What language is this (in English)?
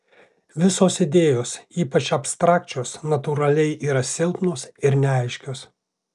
Lithuanian